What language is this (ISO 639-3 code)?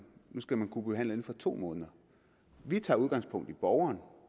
dan